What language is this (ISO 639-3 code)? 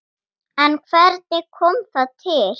isl